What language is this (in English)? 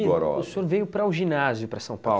Portuguese